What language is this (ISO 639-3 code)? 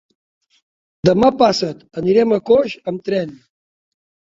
cat